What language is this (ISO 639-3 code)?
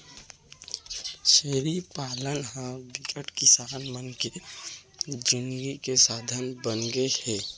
hne